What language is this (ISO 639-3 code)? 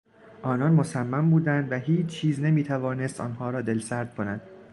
fas